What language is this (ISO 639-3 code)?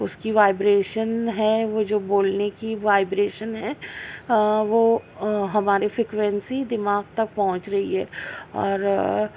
urd